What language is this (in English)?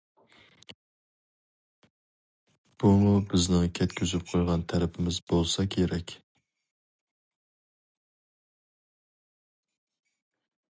Uyghur